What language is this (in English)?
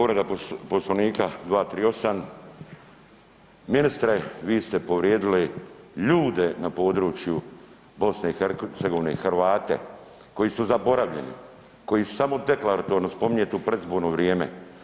Croatian